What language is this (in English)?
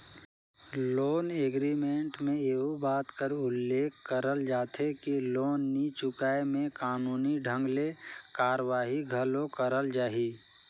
Chhattisgarhi